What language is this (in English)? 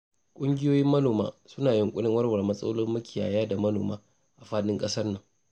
Hausa